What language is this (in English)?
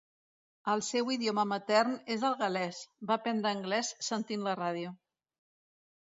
Catalan